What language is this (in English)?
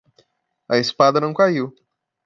Portuguese